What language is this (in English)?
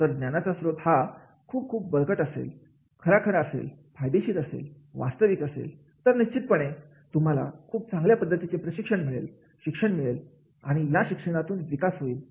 Marathi